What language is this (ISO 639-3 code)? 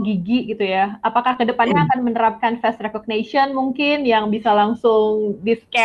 ind